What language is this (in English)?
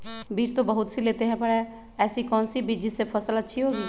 Magahi